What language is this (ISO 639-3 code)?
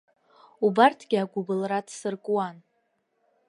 abk